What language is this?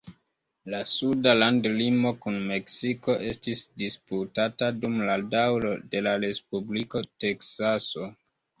Esperanto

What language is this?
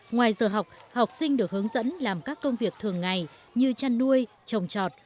Vietnamese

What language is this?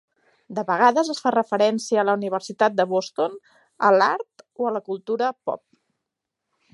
Catalan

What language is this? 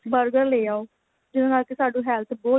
Punjabi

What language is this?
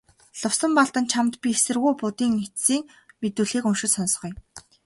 Mongolian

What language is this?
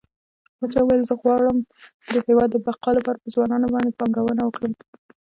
Pashto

